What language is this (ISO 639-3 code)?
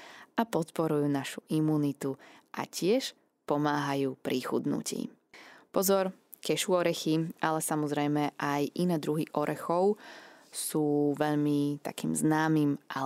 slk